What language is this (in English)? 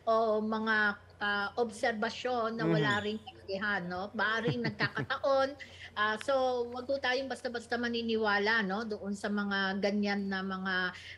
Filipino